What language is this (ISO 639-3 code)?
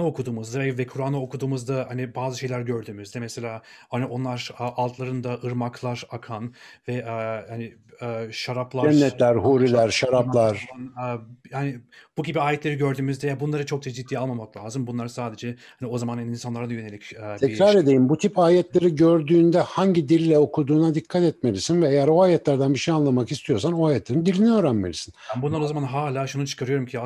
tur